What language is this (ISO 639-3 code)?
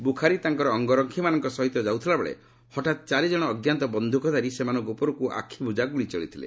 ori